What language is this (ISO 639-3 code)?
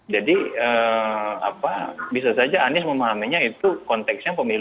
ind